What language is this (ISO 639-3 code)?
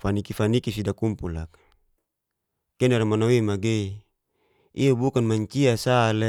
ges